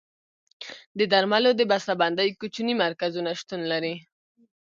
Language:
Pashto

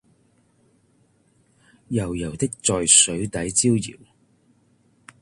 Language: Cantonese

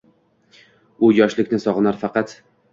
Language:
Uzbek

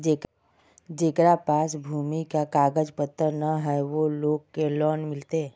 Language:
Magahi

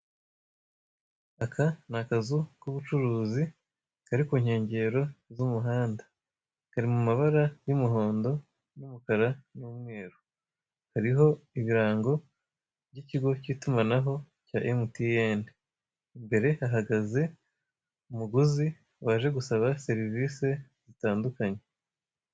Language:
Kinyarwanda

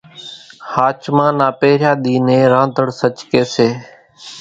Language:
Kachi Koli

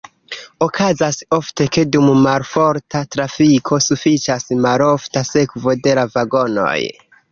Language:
Esperanto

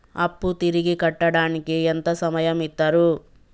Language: Telugu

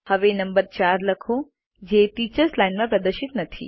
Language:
Gujarati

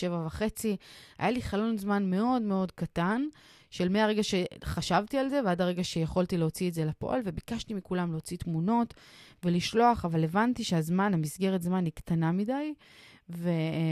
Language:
Hebrew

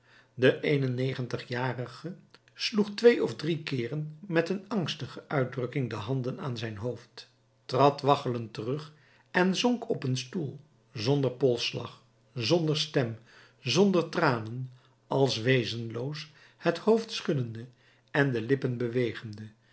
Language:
Dutch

